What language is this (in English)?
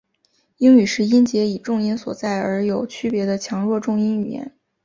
Chinese